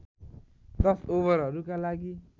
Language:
Nepali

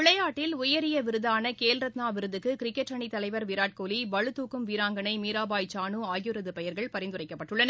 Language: Tamil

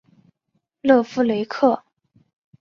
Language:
Chinese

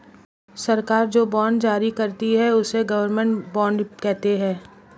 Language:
Hindi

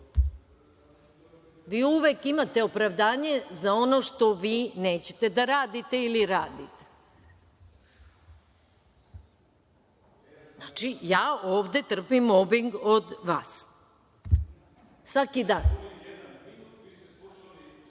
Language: Serbian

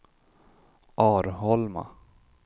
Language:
Swedish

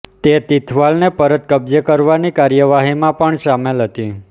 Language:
Gujarati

